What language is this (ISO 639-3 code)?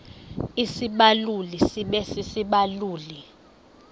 xho